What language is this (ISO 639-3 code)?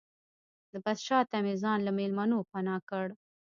pus